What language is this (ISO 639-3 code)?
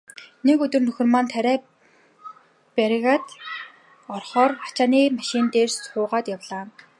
mon